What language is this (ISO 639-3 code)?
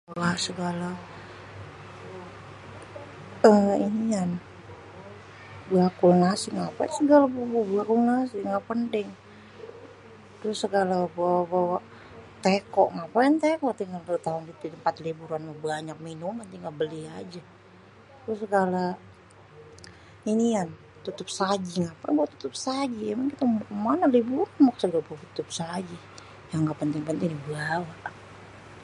bew